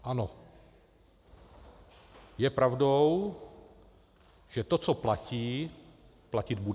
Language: Czech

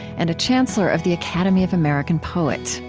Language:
English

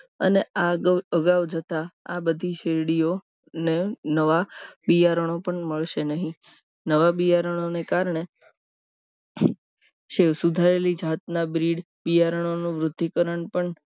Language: Gujarati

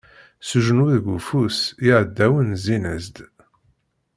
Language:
Kabyle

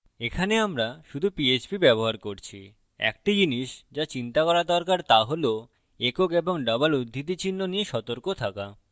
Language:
Bangla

